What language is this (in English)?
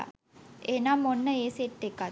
Sinhala